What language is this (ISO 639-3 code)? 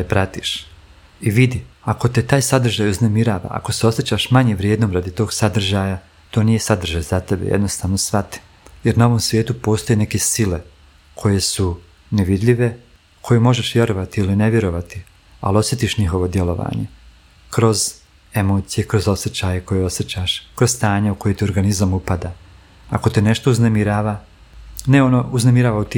hrv